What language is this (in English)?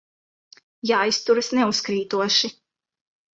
Latvian